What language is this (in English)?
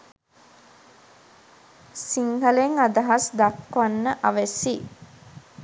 Sinhala